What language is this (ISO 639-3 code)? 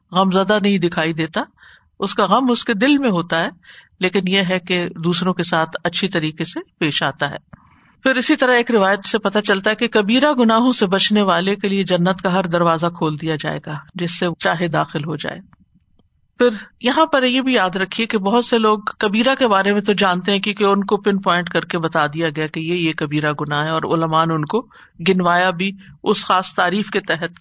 urd